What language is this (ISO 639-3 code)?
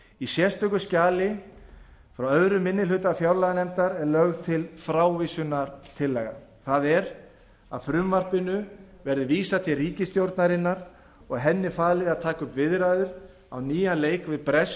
isl